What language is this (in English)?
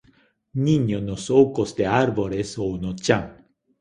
Galician